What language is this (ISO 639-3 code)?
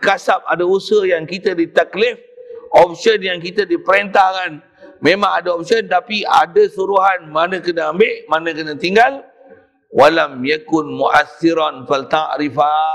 msa